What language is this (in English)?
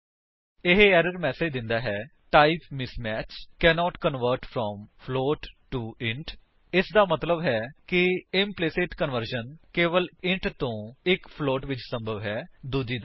Punjabi